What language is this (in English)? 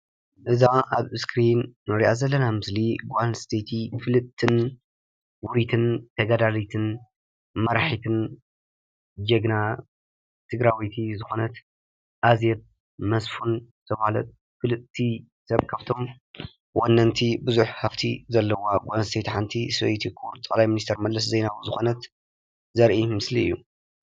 Tigrinya